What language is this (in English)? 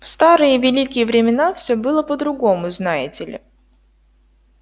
Russian